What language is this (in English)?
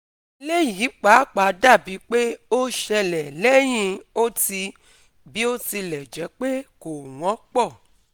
Yoruba